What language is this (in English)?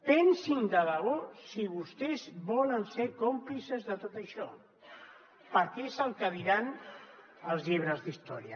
Catalan